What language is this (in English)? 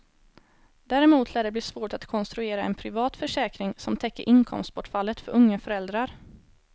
Swedish